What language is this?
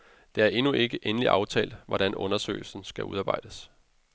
Danish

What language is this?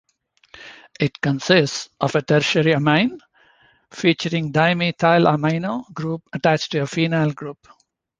English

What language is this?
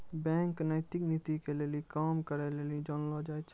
Maithili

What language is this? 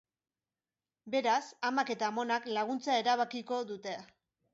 Basque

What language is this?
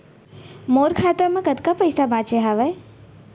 Chhattisgarhi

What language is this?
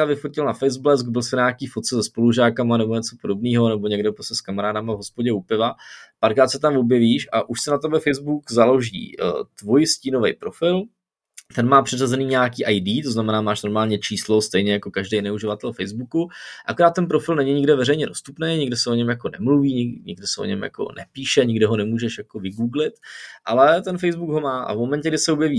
Czech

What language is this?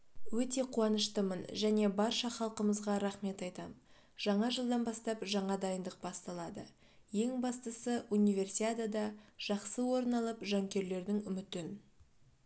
Kazakh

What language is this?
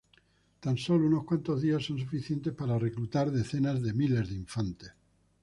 Spanish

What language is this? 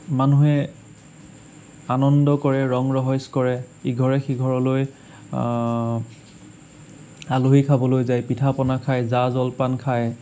Assamese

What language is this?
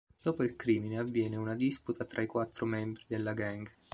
Italian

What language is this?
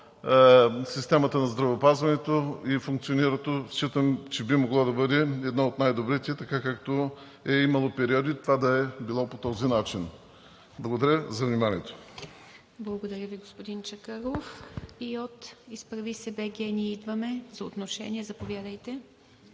Bulgarian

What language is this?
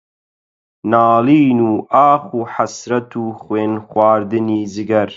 Central Kurdish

